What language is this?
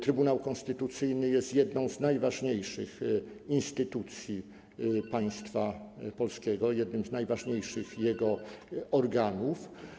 Polish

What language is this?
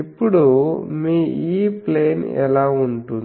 Telugu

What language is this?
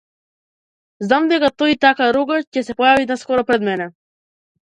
Macedonian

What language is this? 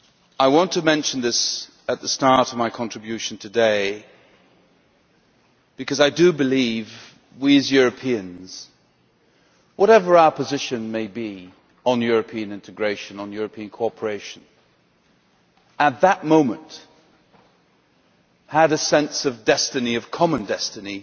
English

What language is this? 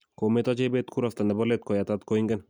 Kalenjin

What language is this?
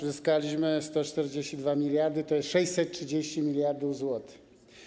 Polish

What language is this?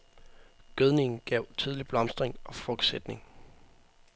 Danish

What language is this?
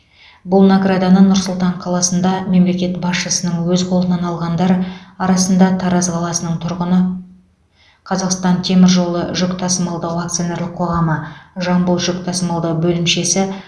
Kazakh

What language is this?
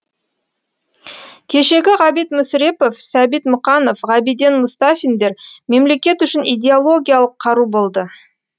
Kazakh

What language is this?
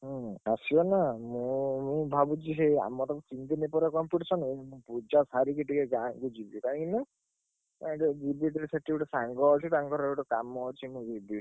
Odia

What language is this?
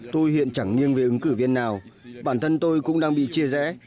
Vietnamese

